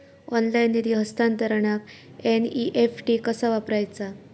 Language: Marathi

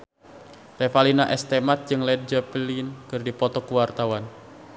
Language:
Sundanese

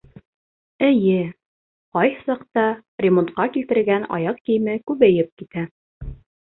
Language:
Bashkir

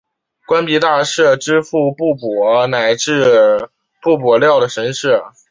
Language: Chinese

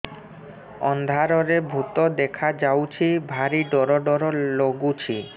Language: Odia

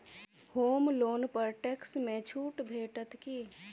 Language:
Maithili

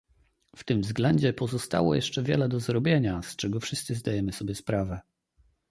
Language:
Polish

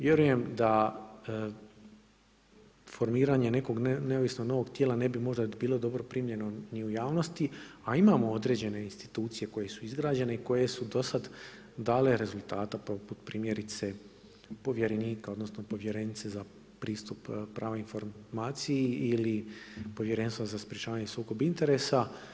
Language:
Croatian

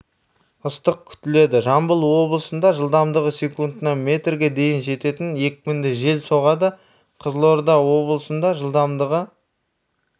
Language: Kazakh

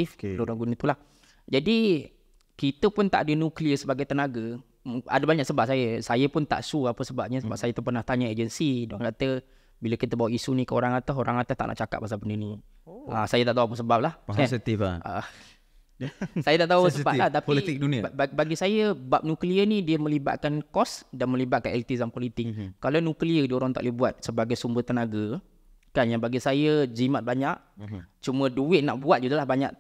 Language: Malay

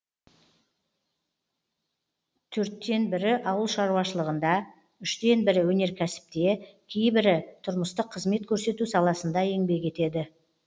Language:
Kazakh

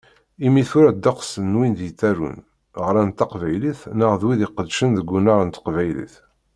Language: Kabyle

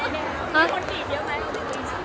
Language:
Thai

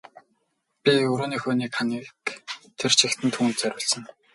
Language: Mongolian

